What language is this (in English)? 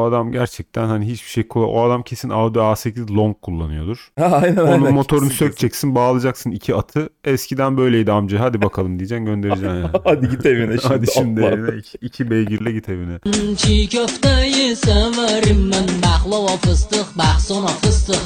Turkish